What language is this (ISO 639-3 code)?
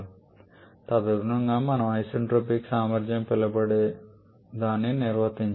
tel